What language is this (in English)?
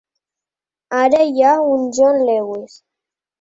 Catalan